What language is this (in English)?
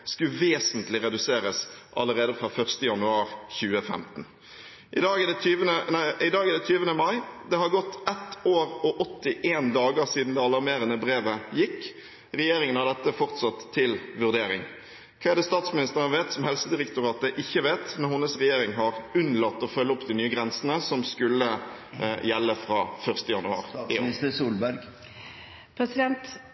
Norwegian Bokmål